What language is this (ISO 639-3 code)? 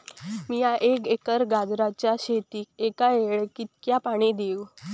mar